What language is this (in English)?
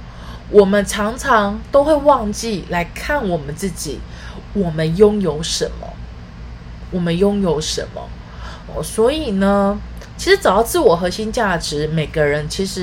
Chinese